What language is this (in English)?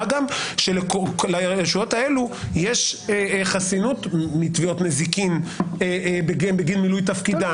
Hebrew